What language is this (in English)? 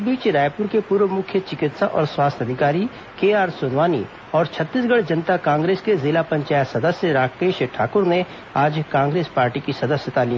Hindi